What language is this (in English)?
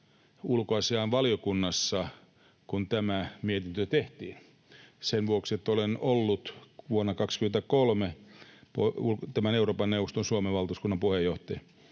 Finnish